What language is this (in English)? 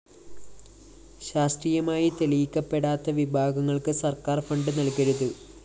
Malayalam